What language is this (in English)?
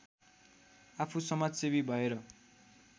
Nepali